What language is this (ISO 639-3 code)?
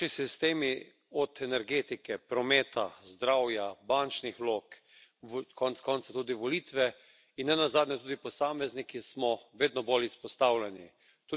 slv